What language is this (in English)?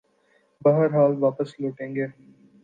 Urdu